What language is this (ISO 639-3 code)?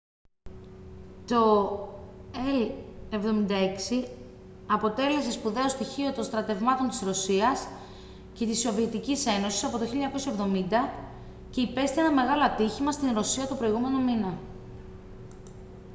ell